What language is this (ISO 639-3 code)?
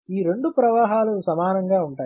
tel